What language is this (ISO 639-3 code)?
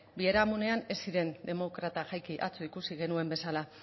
eus